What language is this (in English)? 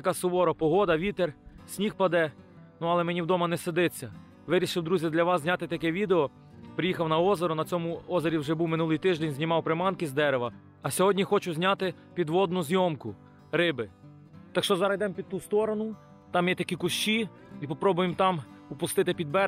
Ukrainian